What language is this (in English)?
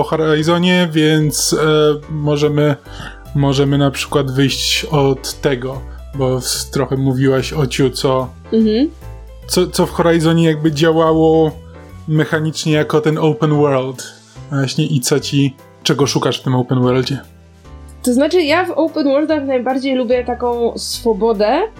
Polish